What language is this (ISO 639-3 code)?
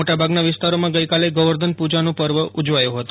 guj